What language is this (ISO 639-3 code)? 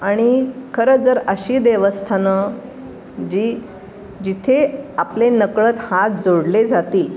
mar